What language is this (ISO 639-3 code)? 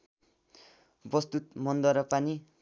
nep